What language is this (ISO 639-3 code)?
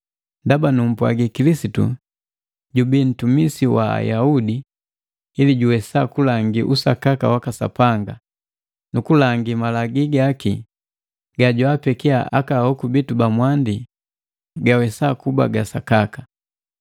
mgv